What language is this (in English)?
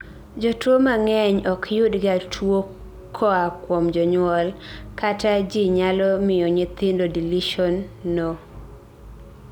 Luo (Kenya and Tanzania)